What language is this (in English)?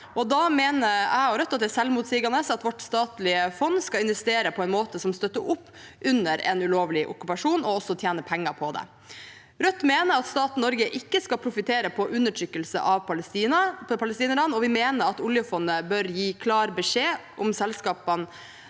Norwegian